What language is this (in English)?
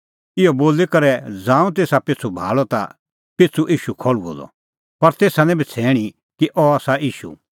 Kullu Pahari